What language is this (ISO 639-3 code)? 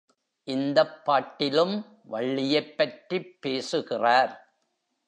tam